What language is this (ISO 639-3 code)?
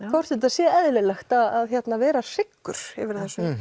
isl